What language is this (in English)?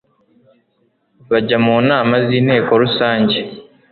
Kinyarwanda